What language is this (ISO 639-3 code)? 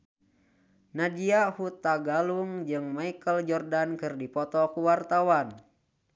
sun